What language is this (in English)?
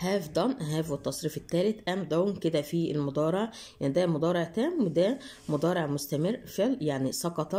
Arabic